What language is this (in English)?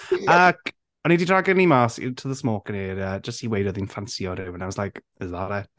Welsh